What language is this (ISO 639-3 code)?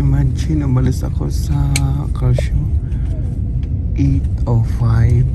fil